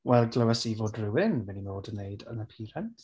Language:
Welsh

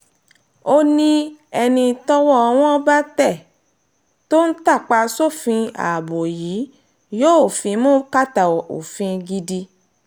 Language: Yoruba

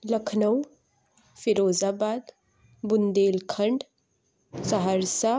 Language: Urdu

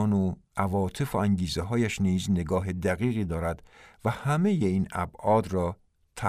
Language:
Persian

